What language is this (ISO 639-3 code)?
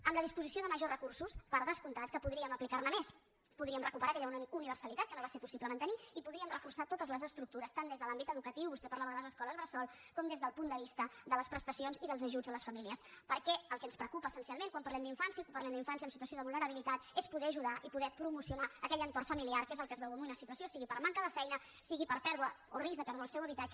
cat